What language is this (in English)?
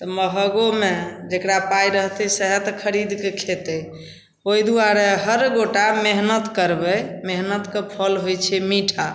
Maithili